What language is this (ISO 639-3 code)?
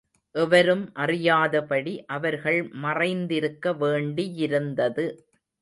tam